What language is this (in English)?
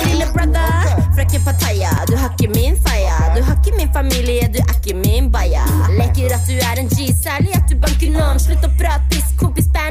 Swedish